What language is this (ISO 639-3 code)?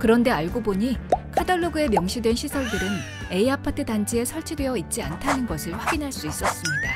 kor